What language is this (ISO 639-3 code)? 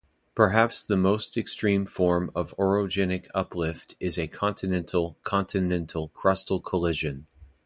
eng